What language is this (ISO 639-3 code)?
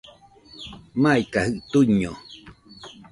hux